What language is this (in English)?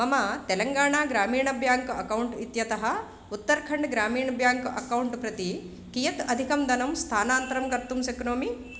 Sanskrit